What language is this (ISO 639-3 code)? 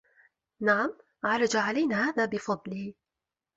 ara